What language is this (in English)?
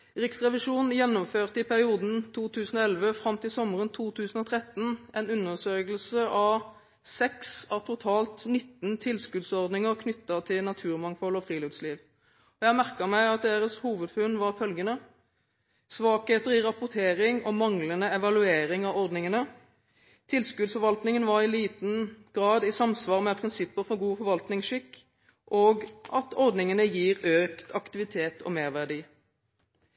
Norwegian Bokmål